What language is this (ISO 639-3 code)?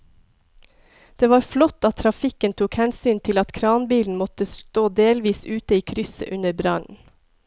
nor